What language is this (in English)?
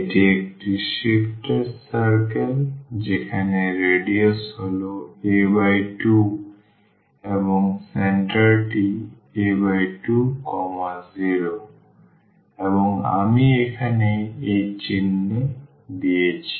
Bangla